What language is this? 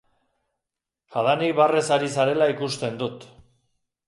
Basque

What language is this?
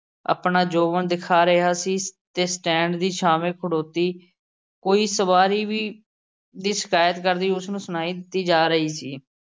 Punjabi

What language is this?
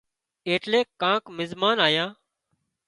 Wadiyara Koli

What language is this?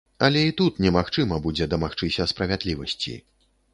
Belarusian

